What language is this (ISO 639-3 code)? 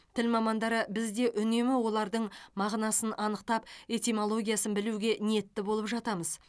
kaz